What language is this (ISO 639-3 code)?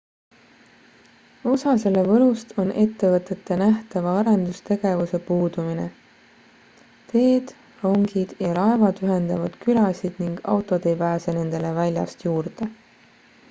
est